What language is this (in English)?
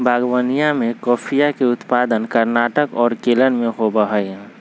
Magahi